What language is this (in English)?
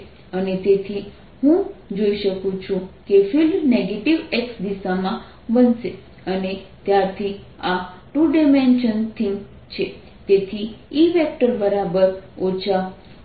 Gujarati